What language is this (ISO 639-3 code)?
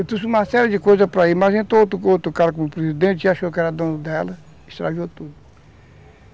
por